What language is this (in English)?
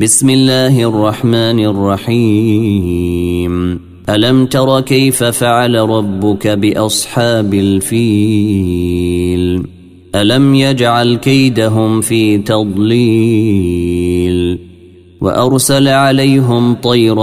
Arabic